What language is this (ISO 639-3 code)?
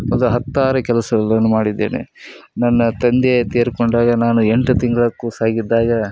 kan